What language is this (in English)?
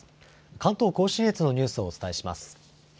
Japanese